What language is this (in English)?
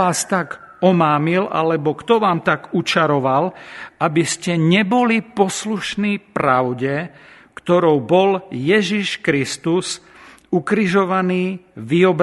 Slovak